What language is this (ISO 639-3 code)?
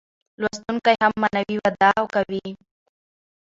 pus